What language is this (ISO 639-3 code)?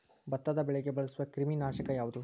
kan